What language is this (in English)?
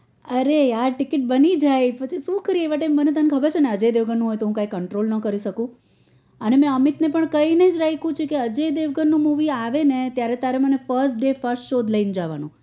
Gujarati